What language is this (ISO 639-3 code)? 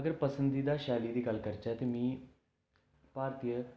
doi